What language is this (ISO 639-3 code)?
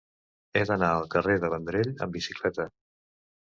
cat